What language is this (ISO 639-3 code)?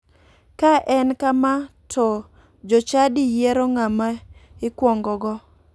luo